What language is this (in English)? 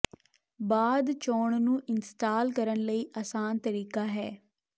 Punjabi